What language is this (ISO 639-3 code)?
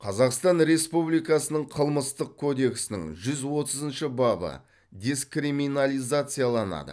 kaz